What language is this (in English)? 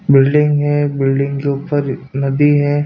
Hindi